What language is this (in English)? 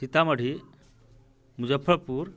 Maithili